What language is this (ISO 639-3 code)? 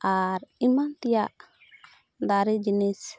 sat